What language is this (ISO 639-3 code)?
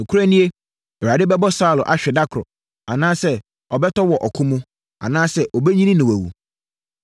aka